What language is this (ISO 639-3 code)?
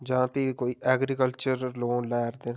doi